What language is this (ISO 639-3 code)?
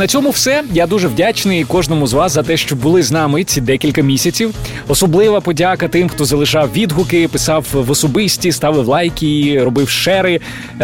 ukr